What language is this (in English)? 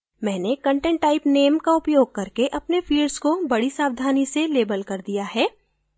Hindi